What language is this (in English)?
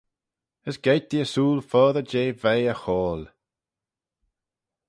Manx